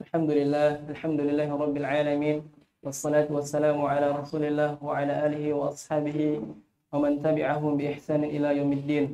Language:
Indonesian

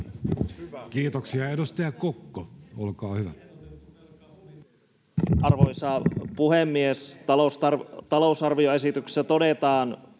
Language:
Finnish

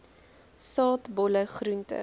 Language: Afrikaans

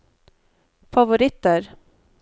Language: Norwegian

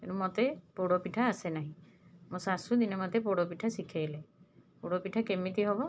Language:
Odia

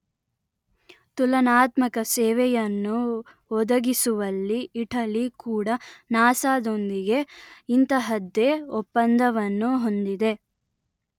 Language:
Kannada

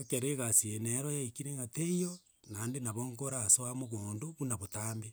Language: Gusii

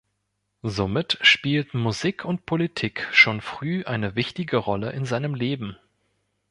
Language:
German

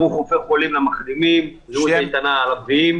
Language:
Hebrew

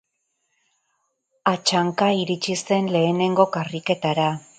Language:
Basque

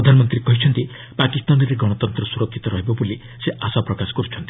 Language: Odia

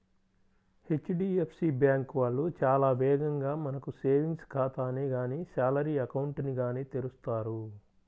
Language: Telugu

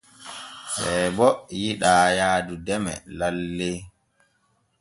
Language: Borgu Fulfulde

